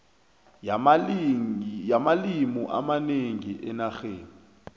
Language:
South Ndebele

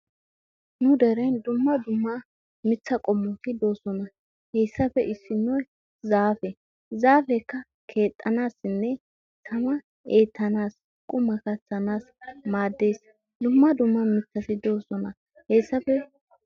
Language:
Wolaytta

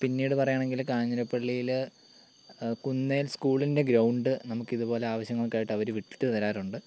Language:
Malayalam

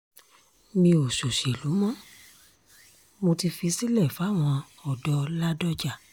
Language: Yoruba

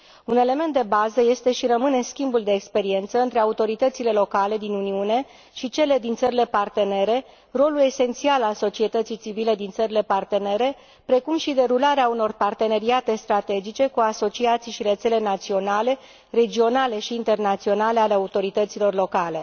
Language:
Romanian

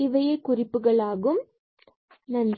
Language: Tamil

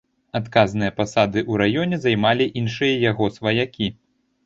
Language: Belarusian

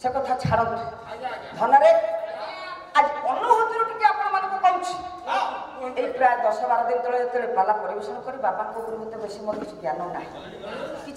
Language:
Arabic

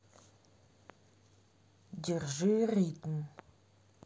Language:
Russian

